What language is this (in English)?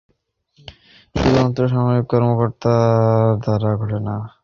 Bangla